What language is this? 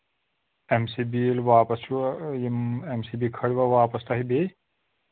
Kashmiri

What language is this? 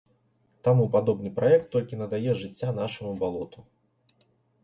Belarusian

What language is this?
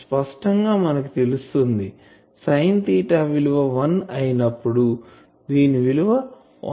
Telugu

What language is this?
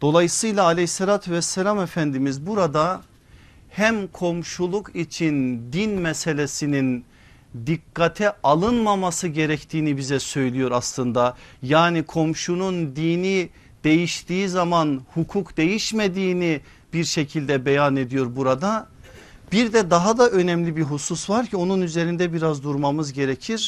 Turkish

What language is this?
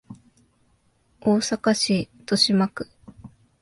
Japanese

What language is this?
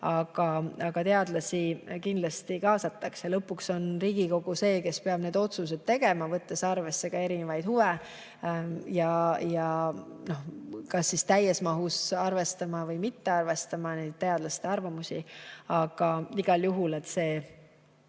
Estonian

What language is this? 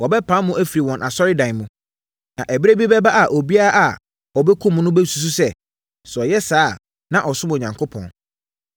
Akan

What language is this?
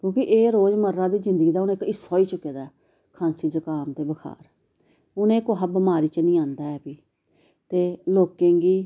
Dogri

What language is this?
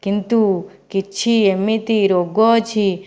Odia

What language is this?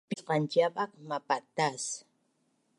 Bunun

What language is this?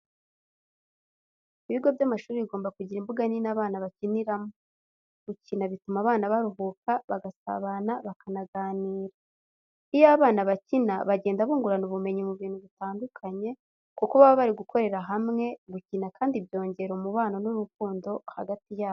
Kinyarwanda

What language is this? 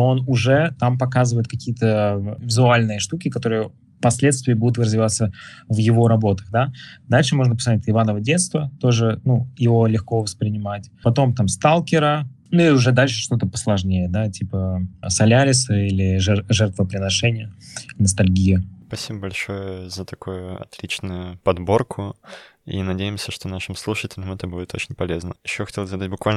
Russian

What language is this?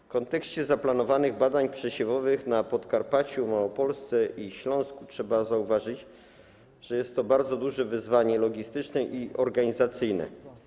Polish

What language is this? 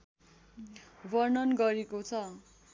Nepali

